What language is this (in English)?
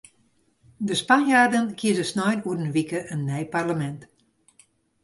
Western Frisian